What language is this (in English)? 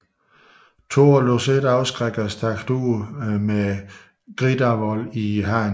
Danish